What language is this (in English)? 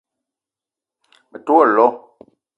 Eton (Cameroon)